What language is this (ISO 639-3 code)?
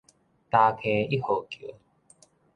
nan